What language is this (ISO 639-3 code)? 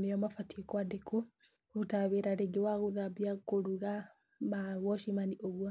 kik